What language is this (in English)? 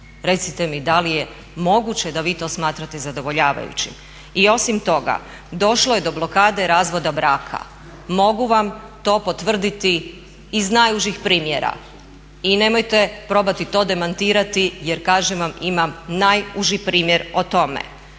Croatian